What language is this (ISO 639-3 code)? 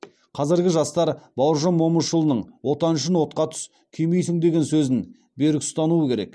kaz